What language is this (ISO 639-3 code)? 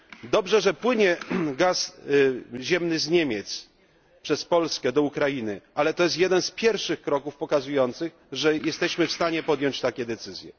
pol